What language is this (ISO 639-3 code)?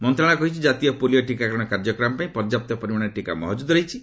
ori